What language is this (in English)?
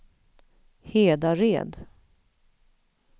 Swedish